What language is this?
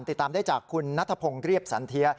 Thai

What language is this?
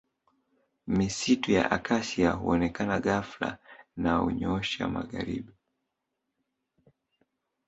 Swahili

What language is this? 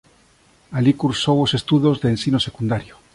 Galician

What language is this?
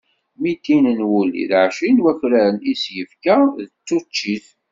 Kabyle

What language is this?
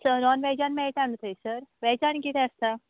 Konkani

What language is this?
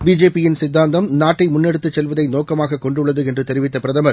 Tamil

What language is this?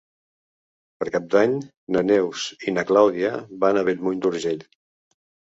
Catalan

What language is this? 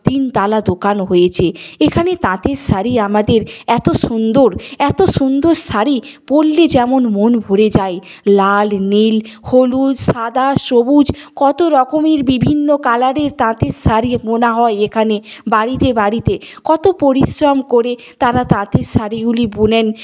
Bangla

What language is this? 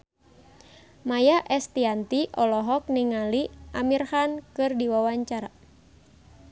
Sundanese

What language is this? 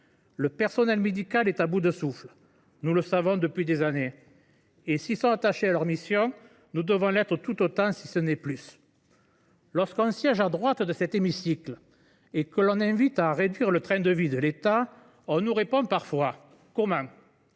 French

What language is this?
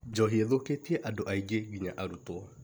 Kikuyu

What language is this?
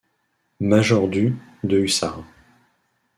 French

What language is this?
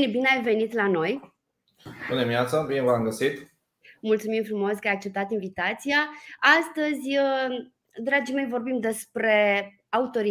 Romanian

